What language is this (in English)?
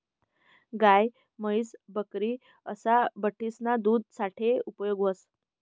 Marathi